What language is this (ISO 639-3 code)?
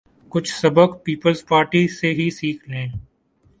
urd